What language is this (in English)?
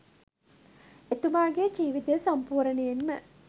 Sinhala